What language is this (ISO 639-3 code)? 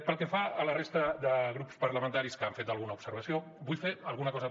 cat